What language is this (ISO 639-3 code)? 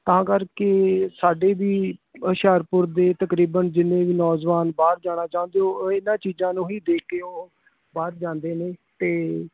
pan